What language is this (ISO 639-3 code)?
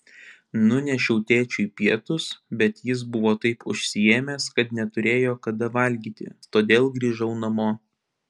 lit